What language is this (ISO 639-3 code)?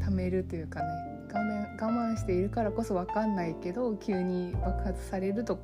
jpn